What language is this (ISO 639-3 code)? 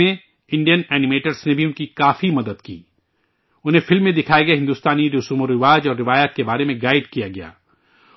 urd